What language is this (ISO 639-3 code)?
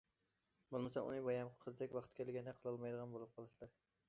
uig